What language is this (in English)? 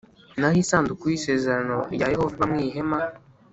Kinyarwanda